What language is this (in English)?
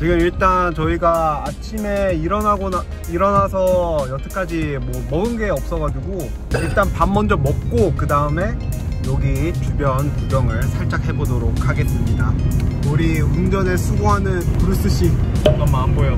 Korean